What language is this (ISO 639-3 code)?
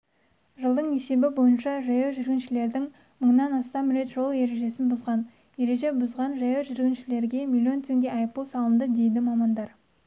kaz